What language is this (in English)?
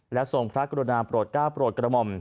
Thai